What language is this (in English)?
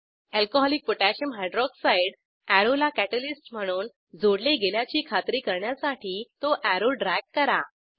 Marathi